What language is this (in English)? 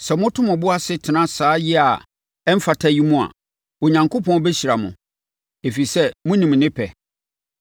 Akan